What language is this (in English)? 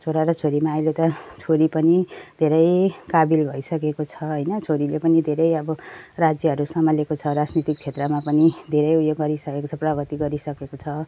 Nepali